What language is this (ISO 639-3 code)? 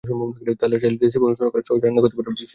ben